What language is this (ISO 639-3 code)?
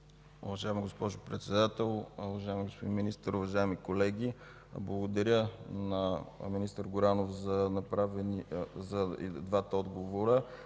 bul